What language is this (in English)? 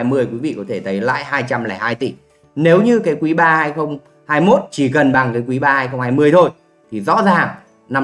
Vietnamese